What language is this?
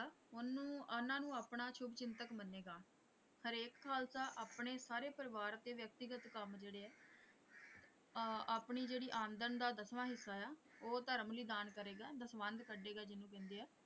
Punjabi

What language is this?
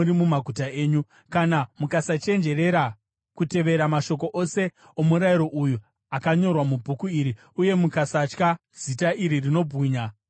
Shona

